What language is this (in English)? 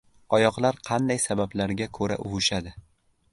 Uzbek